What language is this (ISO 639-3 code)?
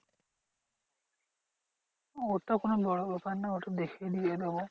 ben